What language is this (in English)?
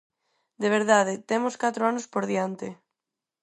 Galician